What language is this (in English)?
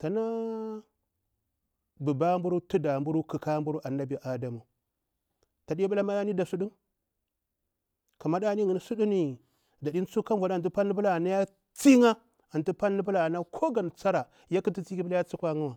Bura-Pabir